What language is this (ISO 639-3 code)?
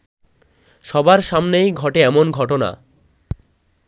ben